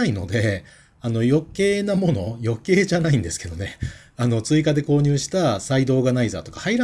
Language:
Japanese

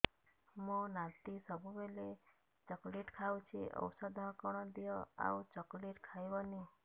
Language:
Odia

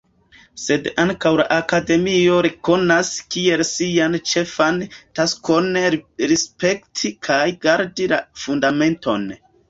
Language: Esperanto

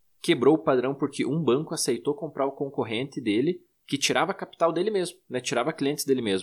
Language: Portuguese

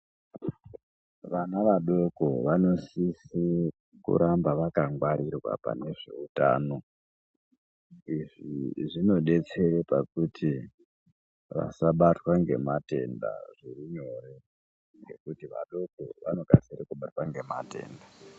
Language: Ndau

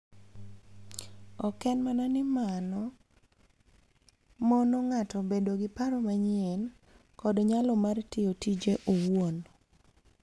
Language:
Luo (Kenya and Tanzania)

